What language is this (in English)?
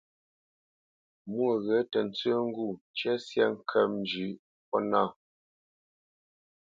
Bamenyam